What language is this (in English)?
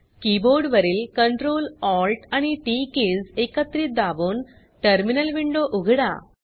Marathi